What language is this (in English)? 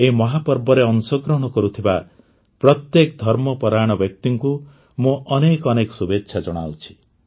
Odia